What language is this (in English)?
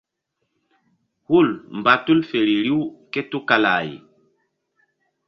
Mbum